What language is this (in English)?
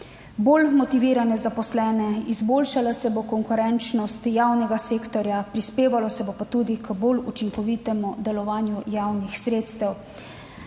Slovenian